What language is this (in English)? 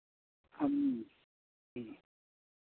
Santali